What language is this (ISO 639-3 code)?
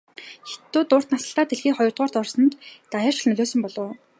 mon